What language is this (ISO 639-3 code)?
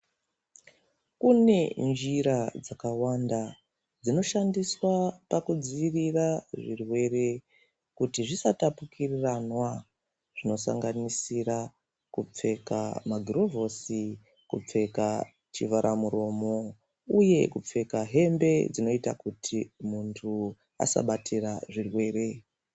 ndc